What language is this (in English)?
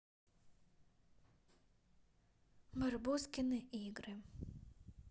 Russian